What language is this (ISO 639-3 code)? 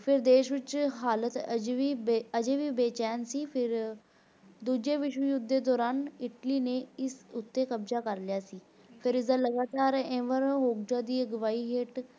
pan